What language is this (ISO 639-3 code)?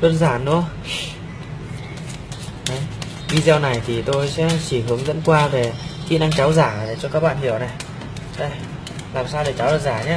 vie